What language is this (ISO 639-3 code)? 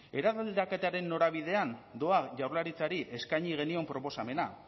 eus